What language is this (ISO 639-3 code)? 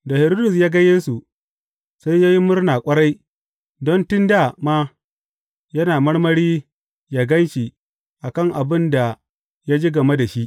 hau